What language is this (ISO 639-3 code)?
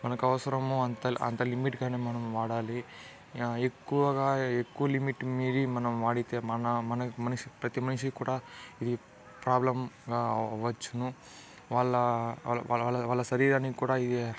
tel